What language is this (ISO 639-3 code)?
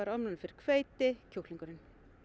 isl